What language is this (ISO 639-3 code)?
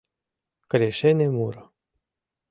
chm